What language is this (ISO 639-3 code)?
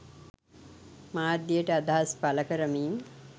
sin